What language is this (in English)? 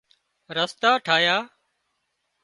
Wadiyara Koli